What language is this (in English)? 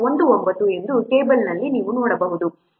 Kannada